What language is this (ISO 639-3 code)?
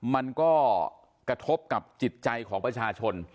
tha